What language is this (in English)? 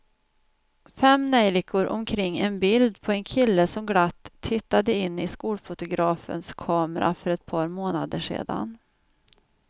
Swedish